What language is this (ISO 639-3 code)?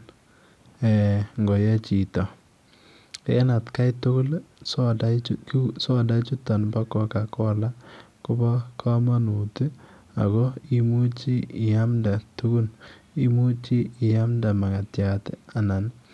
kln